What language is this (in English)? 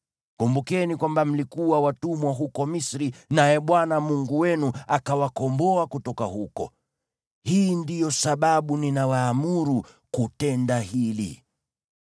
Swahili